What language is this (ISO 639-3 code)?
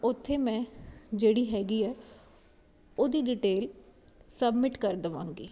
pan